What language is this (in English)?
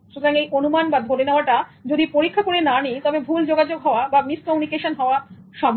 Bangla